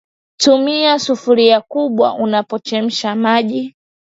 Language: Swahili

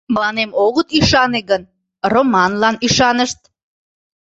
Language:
Mari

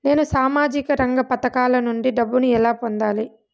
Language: Telugu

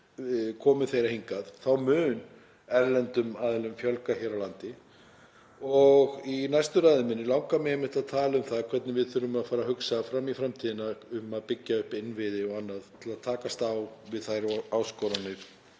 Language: Icelandic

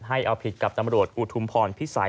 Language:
Thai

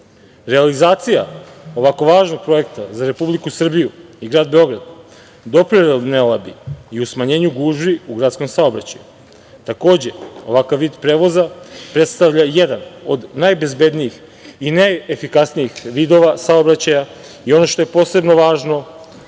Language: Serbian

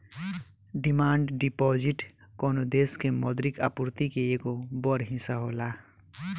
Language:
Bhojpuri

